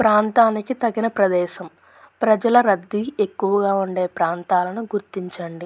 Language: Telugu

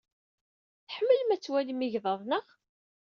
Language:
Kabyle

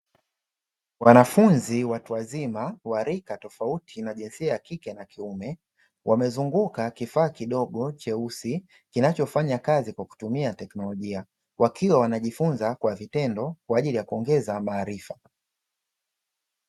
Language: Swahili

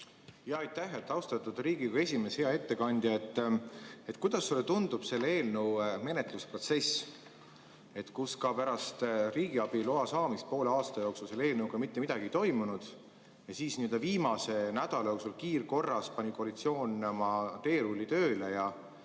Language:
Estonian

